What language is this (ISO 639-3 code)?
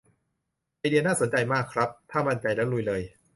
tha